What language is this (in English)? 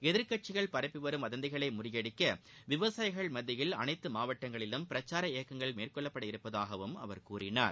Tamil